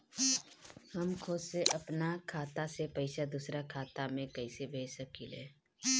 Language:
Bhojpuri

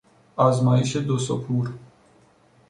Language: Persian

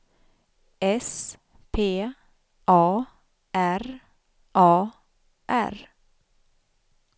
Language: Swedish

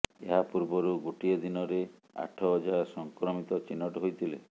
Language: Odia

